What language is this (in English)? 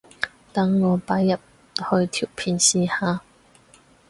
Cantonese